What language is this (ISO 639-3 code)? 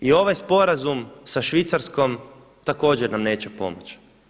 hrv